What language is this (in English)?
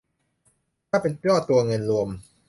Thai